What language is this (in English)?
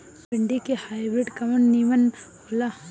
Bhojpuri